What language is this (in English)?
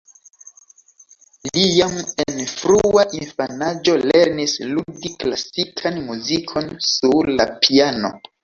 Esperanto